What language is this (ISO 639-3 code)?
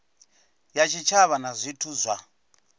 ven